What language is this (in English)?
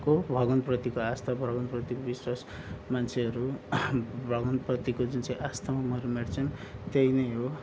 Nepali